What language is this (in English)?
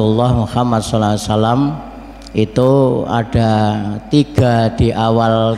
Indonesian